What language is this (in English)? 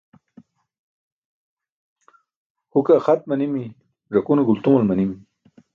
Burushaski